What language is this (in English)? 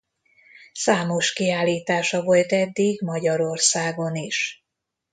Hungarian